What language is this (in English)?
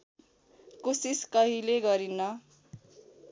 Nepali